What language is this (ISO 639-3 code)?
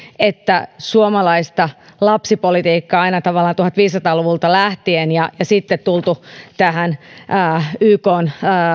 fin